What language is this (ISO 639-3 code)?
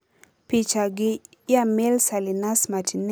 luo